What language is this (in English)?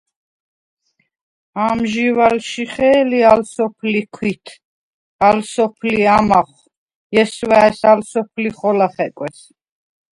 Svan